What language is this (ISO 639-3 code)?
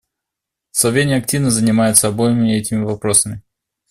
rus